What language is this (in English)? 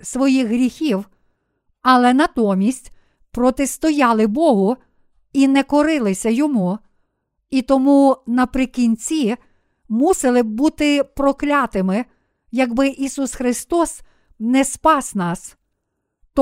Ukrainian